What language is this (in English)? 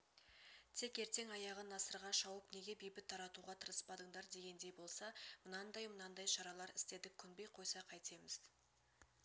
Kazakh